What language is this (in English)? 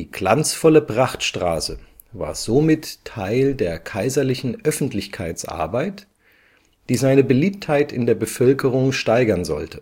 German